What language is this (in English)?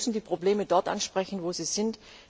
German